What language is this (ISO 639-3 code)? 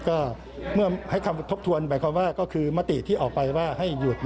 tha